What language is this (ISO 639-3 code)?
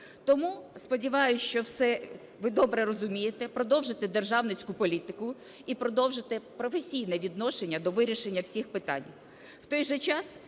ukr